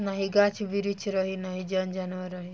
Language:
Bhojpuri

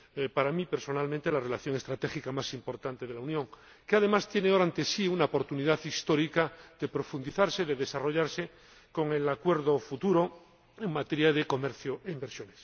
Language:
Spanish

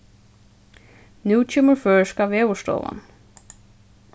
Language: Faroese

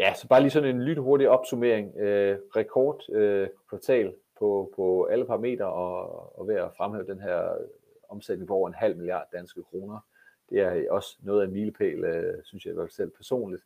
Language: Danish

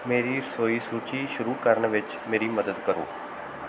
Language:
Punjabi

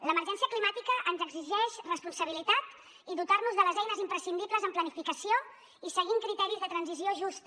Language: Catalan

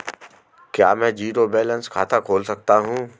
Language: Hindi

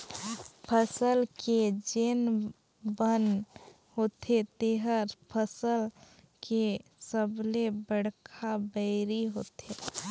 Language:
Chhattisgarhi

